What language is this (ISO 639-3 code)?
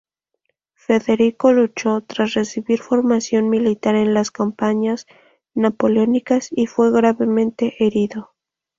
spa